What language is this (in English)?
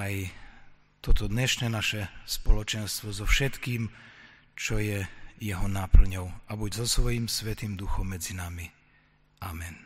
Slovak